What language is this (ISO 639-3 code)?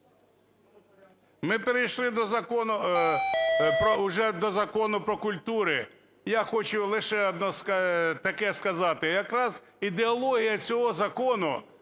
ukr